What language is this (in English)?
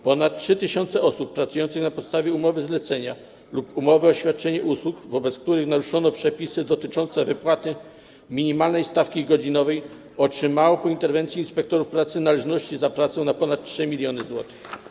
Polish